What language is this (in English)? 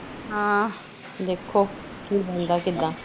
Punjabi